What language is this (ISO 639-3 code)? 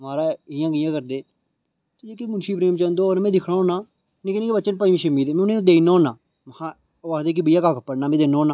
doi